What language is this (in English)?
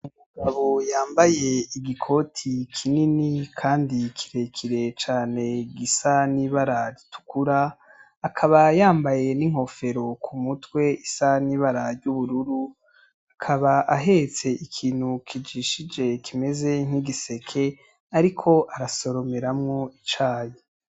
Rundi